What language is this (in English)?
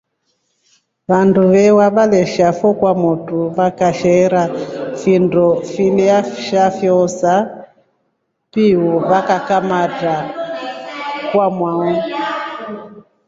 Rombo